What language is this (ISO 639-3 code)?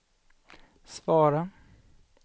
swe